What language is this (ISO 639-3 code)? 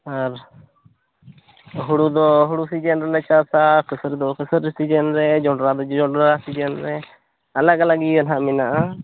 sat